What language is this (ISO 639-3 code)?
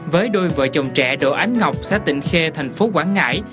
vie